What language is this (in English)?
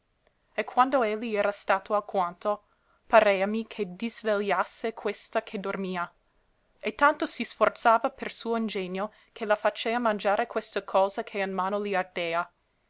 Italian